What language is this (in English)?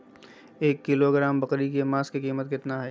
Magahi